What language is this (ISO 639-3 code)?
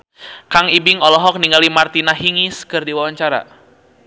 sun